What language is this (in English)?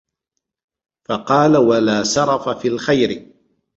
Arabic